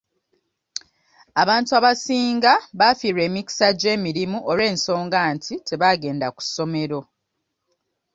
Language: Ganda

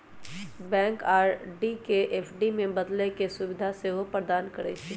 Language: Magahi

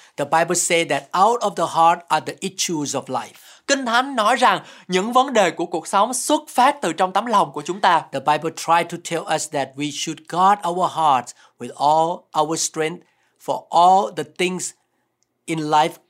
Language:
Vietnamese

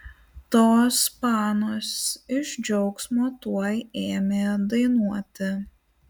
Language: Lithuanian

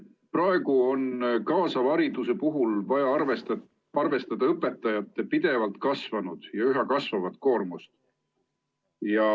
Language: Estonian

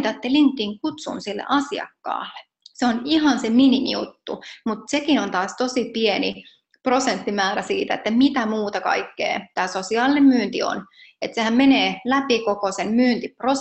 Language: Finnish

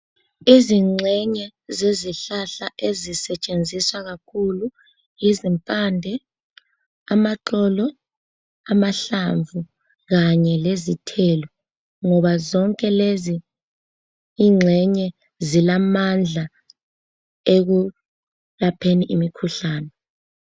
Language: North Ndebele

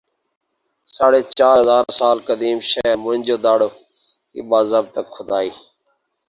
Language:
Urdu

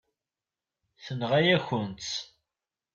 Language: Kabyle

